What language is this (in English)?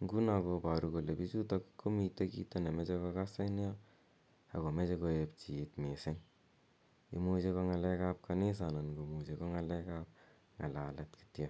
Kalenjin